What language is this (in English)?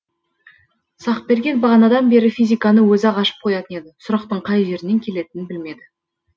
Kazakh